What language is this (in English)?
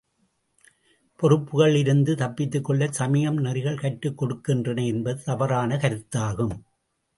Tamil